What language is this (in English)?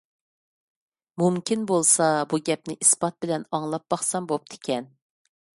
Uyghur